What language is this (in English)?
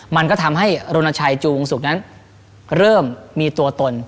Thai